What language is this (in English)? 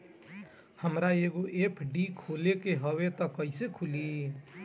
Bhojpuri